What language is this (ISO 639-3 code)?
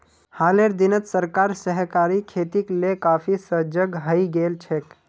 mag